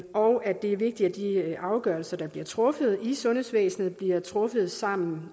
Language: Danish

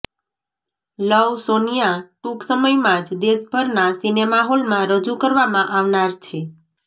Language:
Gujarati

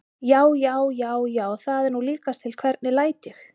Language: Icelandic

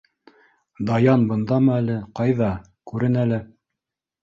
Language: Bashkir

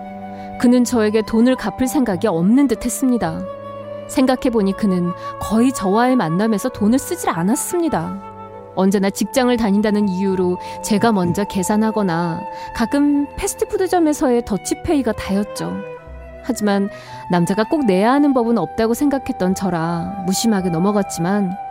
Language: Korean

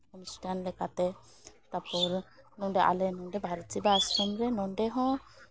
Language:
Santali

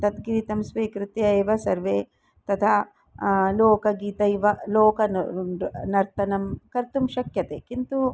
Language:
Sanskrit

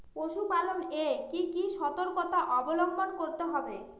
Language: Bangla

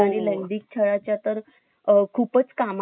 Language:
Marathi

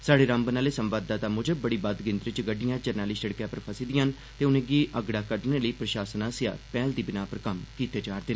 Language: Dogri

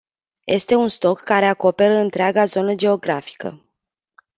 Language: Romanian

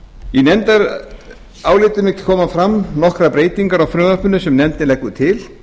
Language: Icelandic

